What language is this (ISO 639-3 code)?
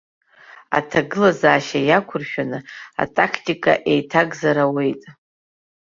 abk